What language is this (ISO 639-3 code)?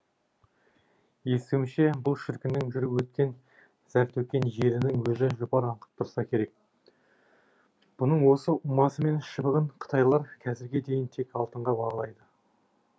kaz